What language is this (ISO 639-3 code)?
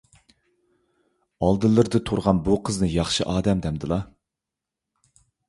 uig